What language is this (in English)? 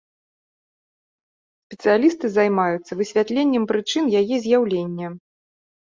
Belarusian